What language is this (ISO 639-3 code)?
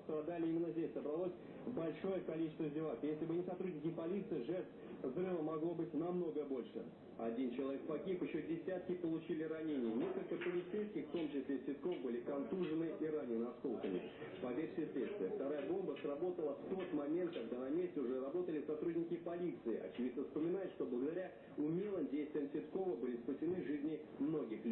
rus